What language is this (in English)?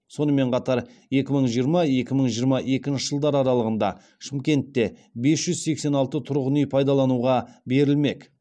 Kazakh